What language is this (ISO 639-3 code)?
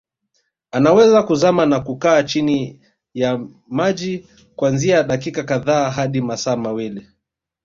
swa